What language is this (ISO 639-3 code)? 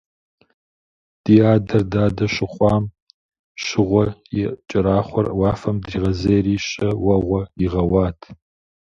kbd